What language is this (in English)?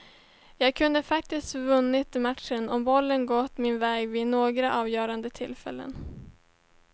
Swedish